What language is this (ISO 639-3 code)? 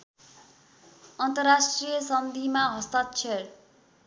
nep